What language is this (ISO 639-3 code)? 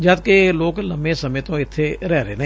pan